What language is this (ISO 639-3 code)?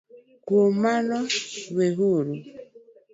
luo